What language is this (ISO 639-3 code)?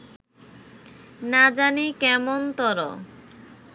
ben